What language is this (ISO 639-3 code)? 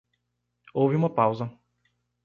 por